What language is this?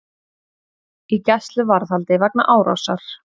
Icelandic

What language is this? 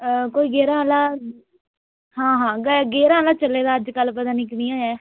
Dogri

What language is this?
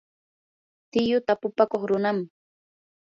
Yanahuanca Pasco Quechua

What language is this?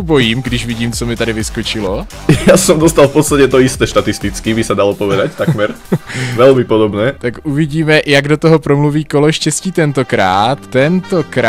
Czech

